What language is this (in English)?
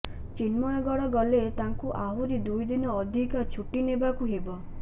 Odia